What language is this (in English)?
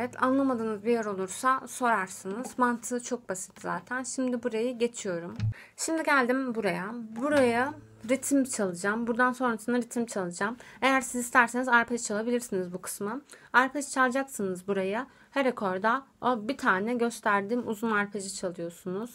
Turkish